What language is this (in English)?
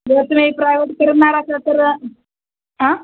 Marathi